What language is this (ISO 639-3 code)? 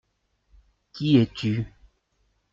fra